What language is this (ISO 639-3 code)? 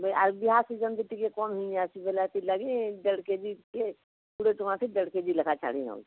ori